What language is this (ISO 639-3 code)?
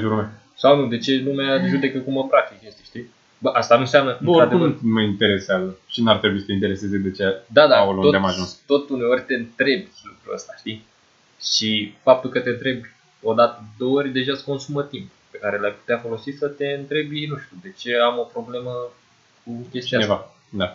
ron